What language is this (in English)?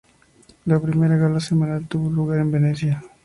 Spanish